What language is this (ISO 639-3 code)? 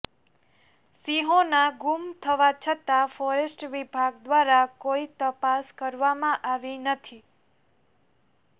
guj